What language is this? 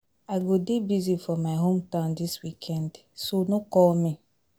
Nigerian Pidgin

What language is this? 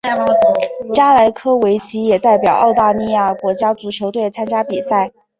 Chinese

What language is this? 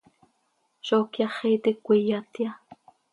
Seri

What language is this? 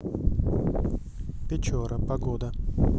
Russian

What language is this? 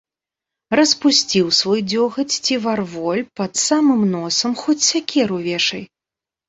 Belarusian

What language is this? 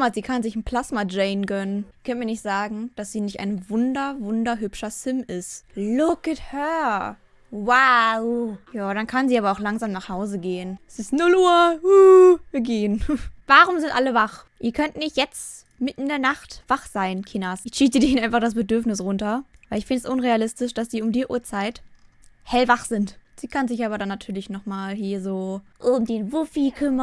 German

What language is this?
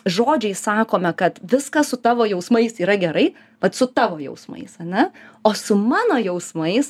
Lithuanian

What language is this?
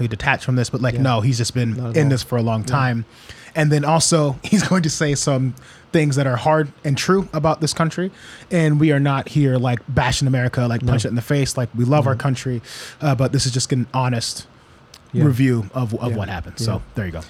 English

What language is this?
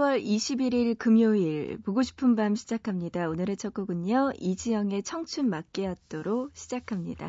Korean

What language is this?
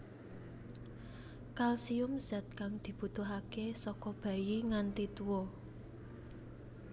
Javanese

